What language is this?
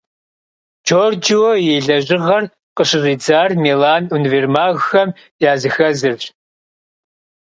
Kabardian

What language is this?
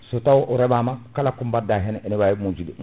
Fula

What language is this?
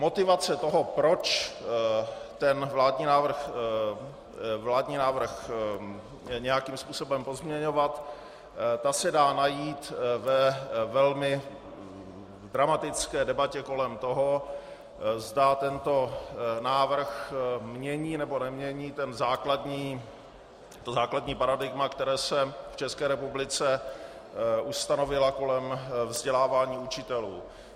Czech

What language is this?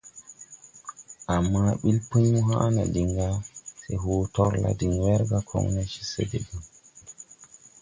Tupuri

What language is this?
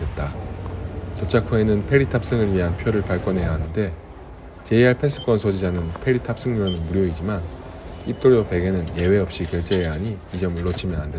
Korean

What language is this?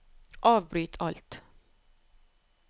Norwegian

